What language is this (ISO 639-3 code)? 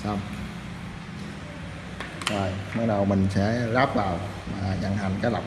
vie